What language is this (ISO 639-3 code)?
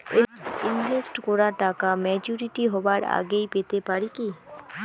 ben